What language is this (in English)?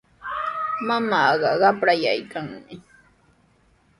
Sihuas Ancash Quechua